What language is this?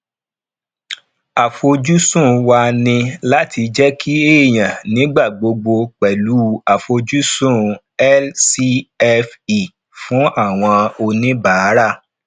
Yoruba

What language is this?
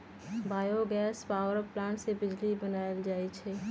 Magahi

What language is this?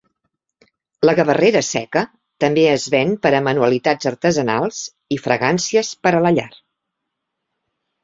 Catalan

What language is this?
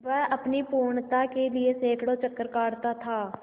Hindi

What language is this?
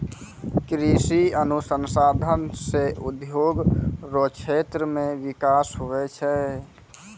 Maithili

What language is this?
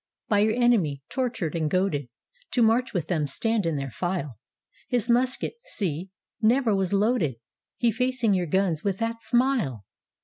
English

